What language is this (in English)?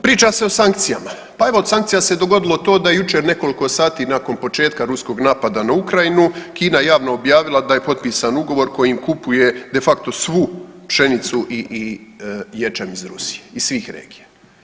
Croatian